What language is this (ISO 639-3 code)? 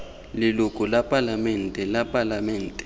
tsn